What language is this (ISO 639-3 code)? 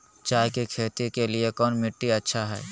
mag